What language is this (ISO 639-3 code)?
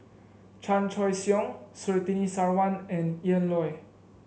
eng